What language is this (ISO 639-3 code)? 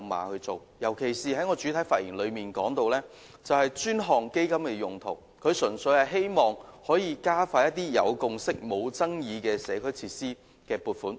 yue